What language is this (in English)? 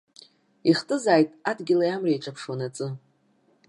Abkhazian